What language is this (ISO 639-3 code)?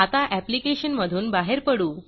mar